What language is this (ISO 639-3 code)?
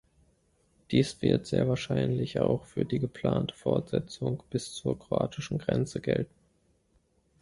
deu